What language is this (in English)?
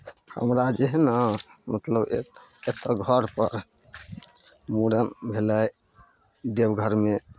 Maithili